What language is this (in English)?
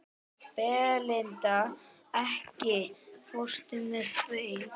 Icelandic